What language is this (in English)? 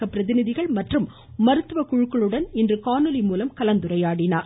Tamil